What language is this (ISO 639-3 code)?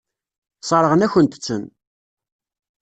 kab